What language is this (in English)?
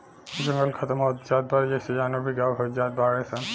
Bhojpuri